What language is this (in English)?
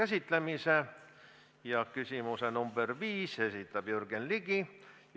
Estonian